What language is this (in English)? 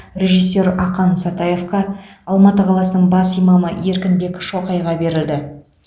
Kazakh